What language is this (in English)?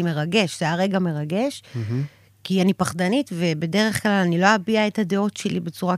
Hebrew